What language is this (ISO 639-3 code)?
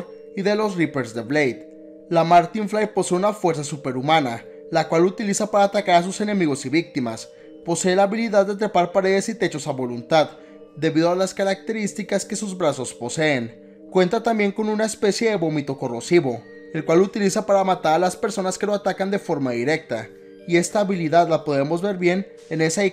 spa